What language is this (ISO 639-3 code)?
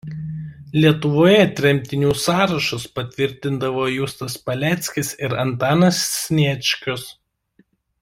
lit